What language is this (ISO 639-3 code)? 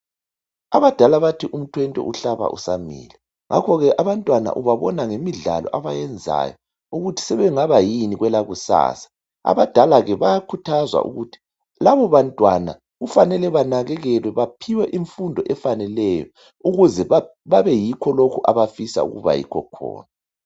nde